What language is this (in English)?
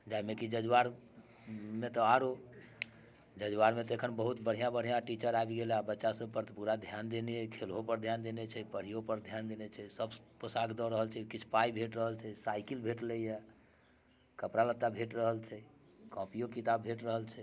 Maithili